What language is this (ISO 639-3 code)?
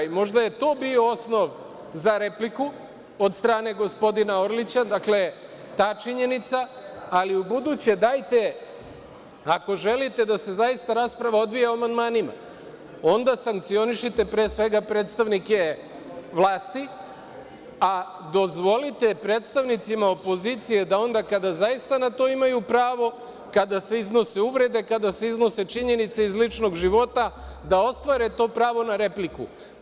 srp